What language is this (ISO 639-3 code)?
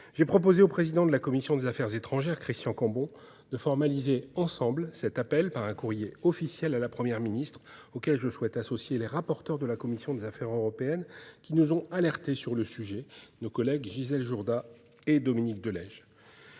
fra